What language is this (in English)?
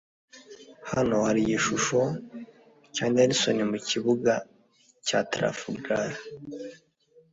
Kinyarwanda